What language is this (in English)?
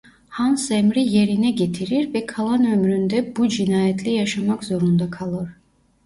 Turkish